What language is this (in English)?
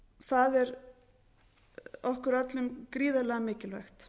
Icelandic